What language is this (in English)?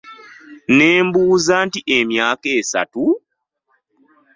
Ganda